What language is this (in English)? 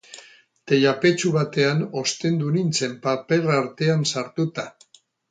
Basque